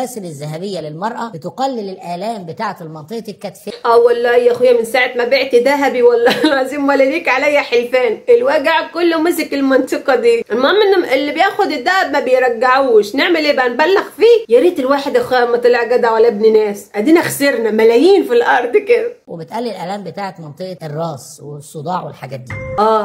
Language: Arabic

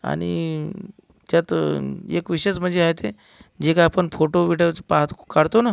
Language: Marathi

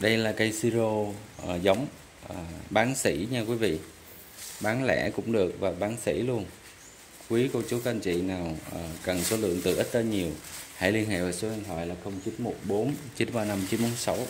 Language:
Vietnamese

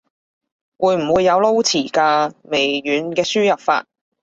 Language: Cantonese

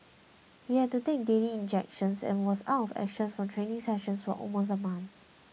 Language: English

